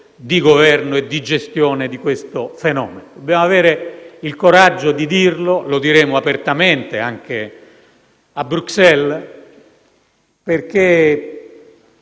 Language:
Italian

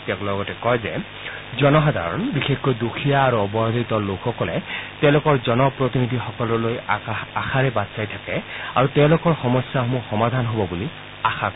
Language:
Assamese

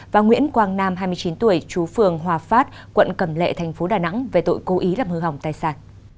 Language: Vietnamese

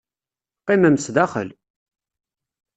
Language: Kabyle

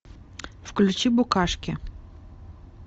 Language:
Russian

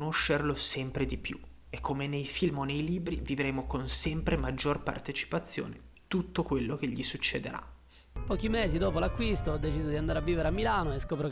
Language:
Italian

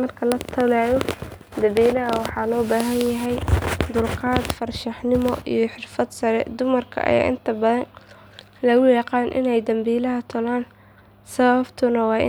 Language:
Somali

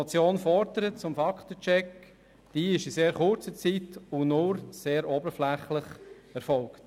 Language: Swiss German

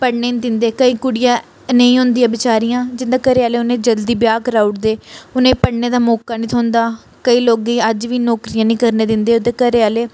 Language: Dogri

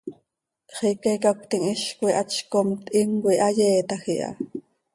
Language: Seri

